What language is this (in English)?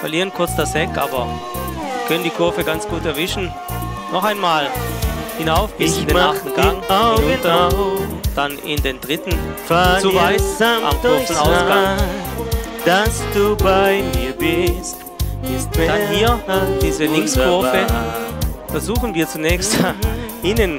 German